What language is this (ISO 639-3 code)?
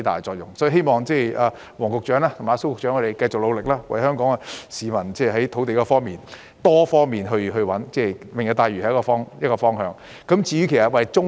yue